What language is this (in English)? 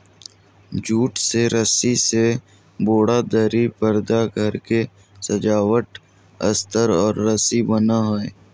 Magahi